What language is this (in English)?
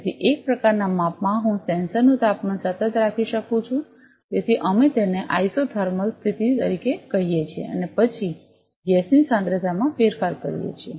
Gujarati